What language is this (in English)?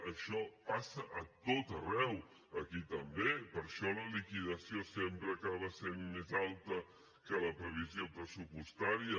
Catalan